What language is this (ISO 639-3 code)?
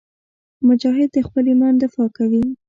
pus